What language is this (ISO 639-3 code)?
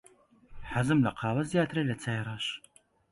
ckb